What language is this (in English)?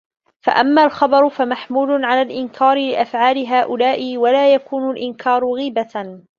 Arabic